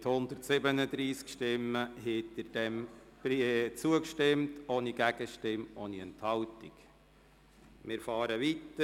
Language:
Swiss German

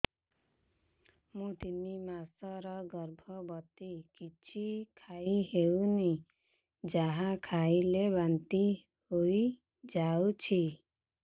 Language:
Odia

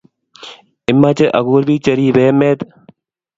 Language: Kalenjin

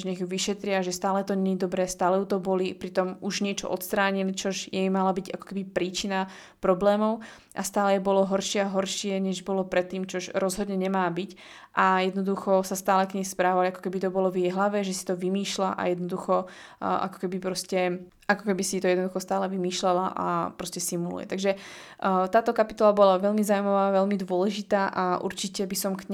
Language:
Slovak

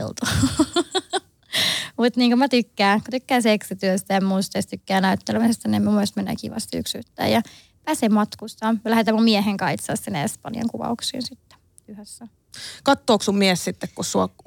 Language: Finnish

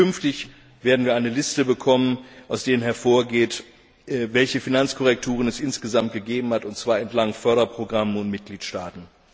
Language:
German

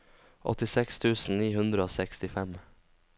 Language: Norwegian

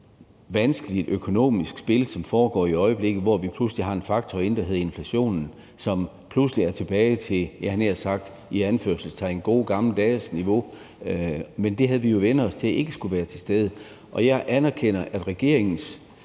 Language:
Danish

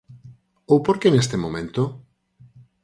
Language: Galician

